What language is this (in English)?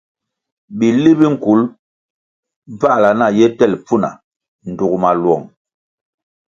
Kwasio